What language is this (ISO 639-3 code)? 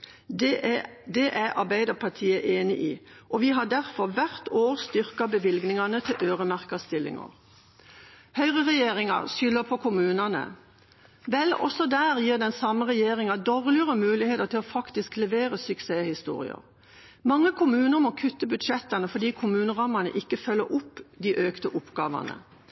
nob